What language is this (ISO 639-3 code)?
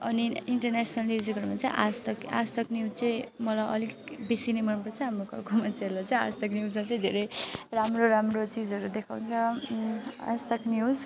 nep